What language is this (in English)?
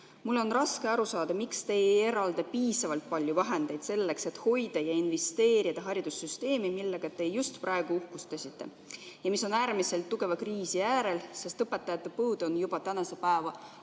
Estonian